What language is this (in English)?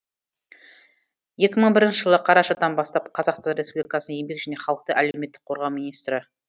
Kazakh